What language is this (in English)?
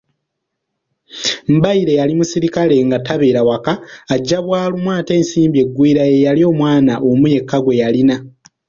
Ganda